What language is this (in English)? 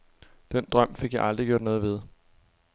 Danish